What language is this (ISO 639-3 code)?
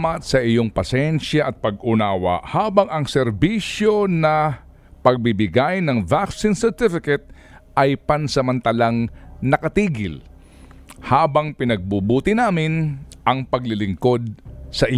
fil